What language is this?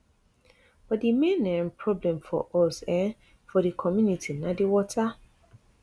Nigerian Pidgin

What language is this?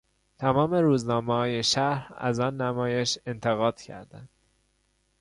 Persian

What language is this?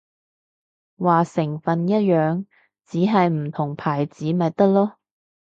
Cantonese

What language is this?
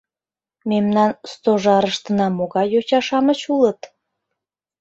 Mari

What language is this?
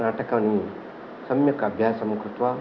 Sanskrit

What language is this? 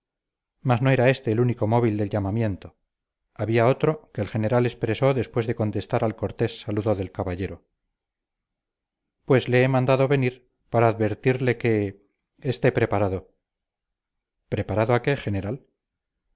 Spanish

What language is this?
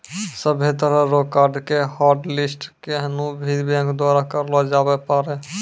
Maithili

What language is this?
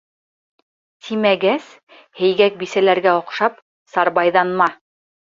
Bashkir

